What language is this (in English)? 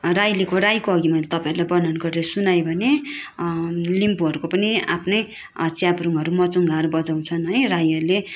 Nepali